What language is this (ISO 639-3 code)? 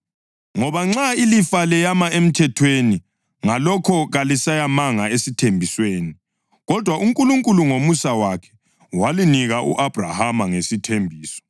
nde